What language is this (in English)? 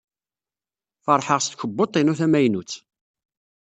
Kabyle